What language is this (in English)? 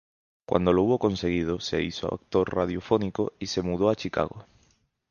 Spanish